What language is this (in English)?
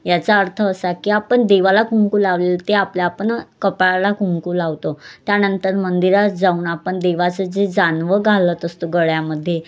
Marathi